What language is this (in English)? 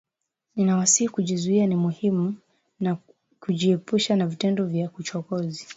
Swahili